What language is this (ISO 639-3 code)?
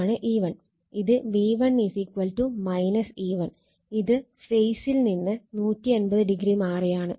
mal